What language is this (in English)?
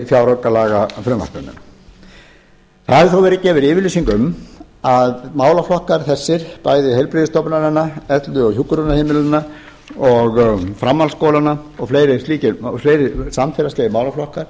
Icelandic